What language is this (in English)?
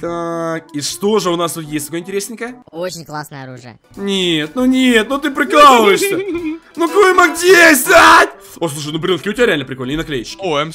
Russian